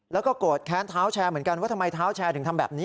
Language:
Thai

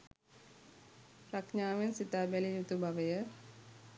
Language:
Sinhala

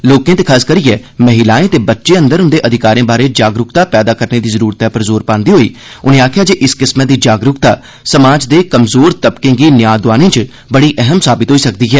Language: Dogri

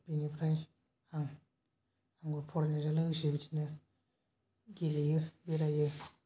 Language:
Bodo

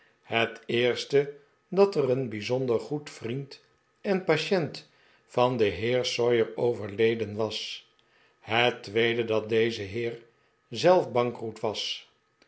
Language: Dutch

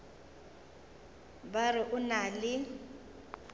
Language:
Northern Sotho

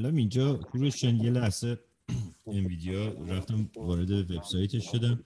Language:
Persian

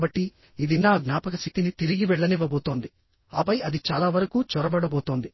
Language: Telugu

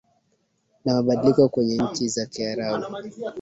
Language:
Swahili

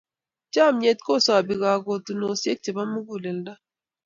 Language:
Kalenjin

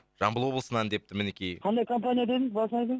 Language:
Kazakh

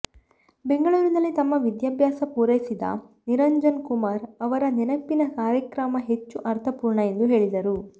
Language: Kannada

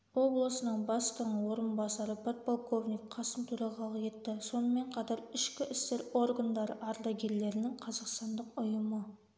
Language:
Kazakh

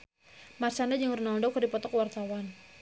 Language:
Sundanese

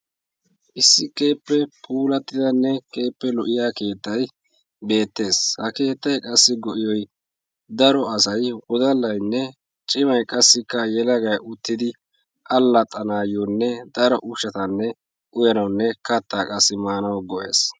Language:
Wolaytta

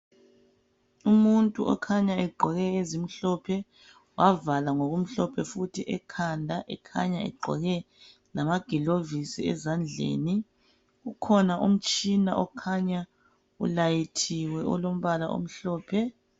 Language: North Ndebele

